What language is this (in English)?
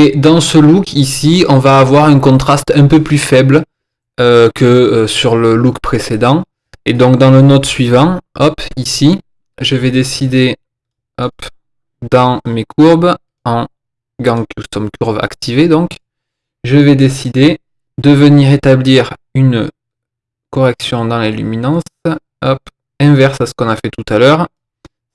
French